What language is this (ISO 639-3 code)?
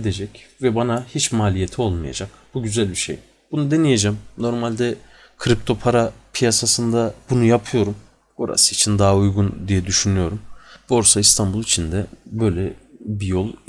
tur